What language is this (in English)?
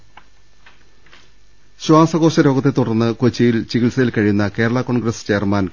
Malayalam